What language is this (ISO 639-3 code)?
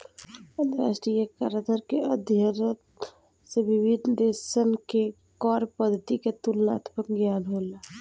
bho